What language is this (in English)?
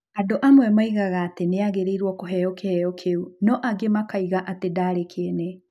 Kikuyu